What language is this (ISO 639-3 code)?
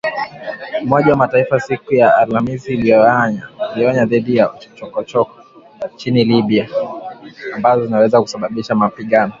swa